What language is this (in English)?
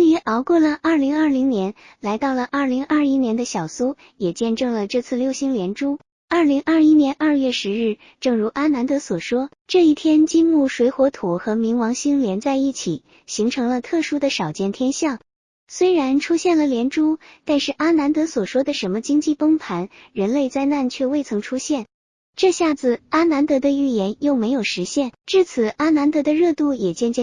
Chinese